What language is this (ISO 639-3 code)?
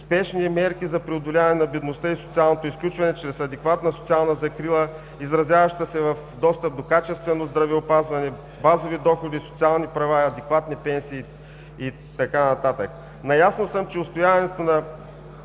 bul